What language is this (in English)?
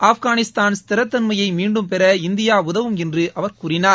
Tamil